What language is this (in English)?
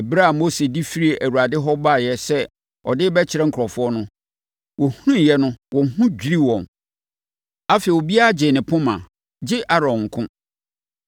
Akan